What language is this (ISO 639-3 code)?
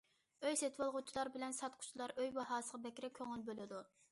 uig